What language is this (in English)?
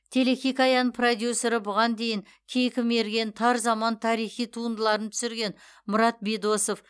Kazakh